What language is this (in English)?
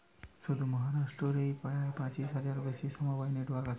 Bangla